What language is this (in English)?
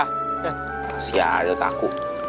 Indonesian